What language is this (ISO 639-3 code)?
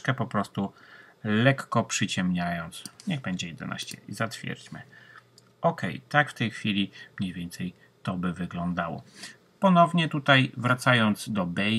pol